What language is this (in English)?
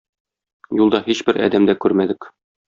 Tatar